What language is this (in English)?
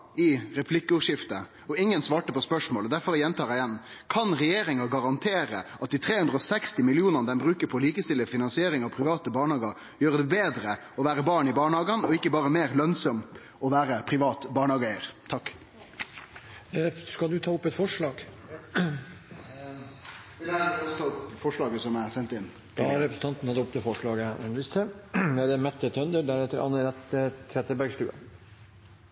Norwegian Nynorsk